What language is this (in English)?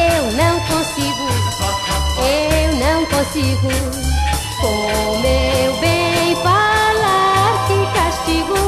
Portuguese